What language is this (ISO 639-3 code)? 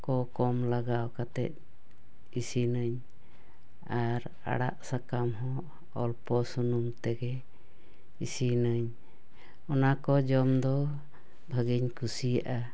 sat